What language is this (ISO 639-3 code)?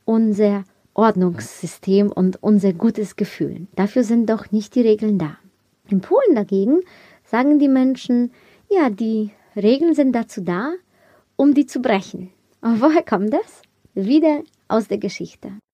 deu